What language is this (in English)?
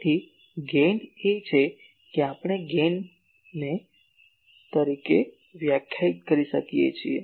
Gujarati